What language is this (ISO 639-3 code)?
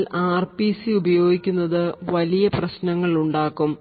mal